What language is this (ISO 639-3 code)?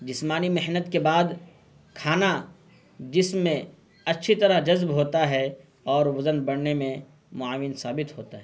urd